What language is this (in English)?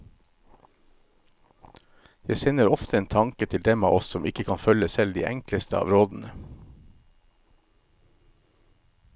Norwegian